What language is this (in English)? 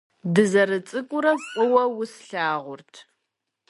Kabardian